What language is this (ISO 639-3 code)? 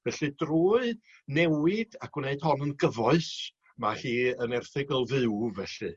cym